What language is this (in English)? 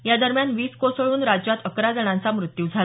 Marathi